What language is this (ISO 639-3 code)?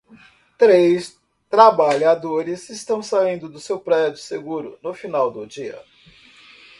por